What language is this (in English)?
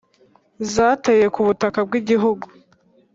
Kinyarwanda